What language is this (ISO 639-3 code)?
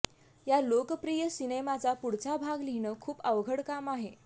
mar